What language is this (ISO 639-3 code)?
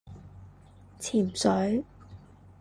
yue